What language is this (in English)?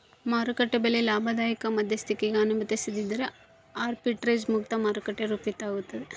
Kannada